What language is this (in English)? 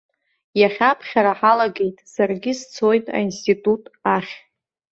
Abkhazian